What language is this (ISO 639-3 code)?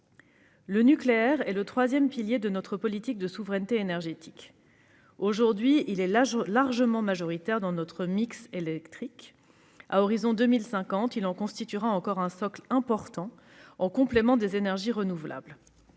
fra